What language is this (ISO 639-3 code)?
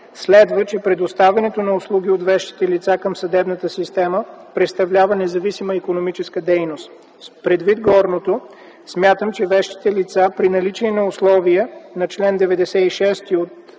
bul